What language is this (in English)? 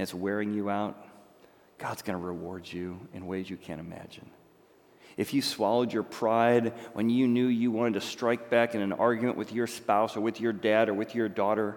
English